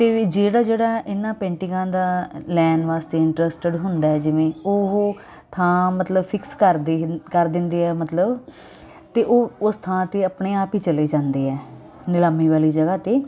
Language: Punjabi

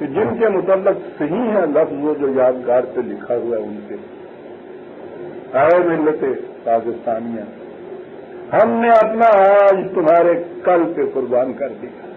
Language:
Arabic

